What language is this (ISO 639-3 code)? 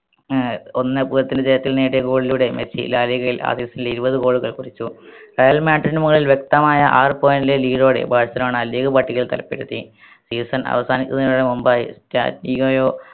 mal